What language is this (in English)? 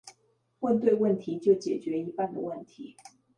Chinese